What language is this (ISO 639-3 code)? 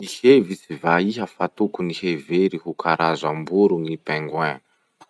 msh